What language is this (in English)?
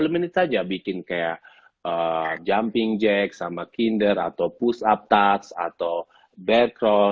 Indonesian